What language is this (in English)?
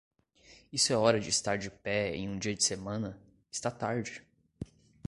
Portuguese